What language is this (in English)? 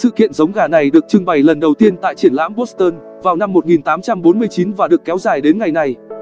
Vietnamese